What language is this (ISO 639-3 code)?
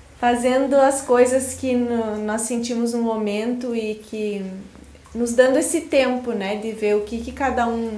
por